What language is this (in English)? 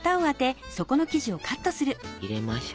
Japanese